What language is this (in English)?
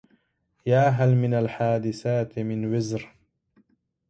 Arabic